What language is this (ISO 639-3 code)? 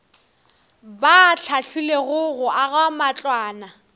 nso